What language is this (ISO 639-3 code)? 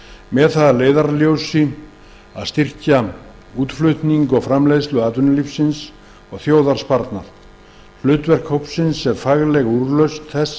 isl